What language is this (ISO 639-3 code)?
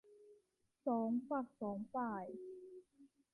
tha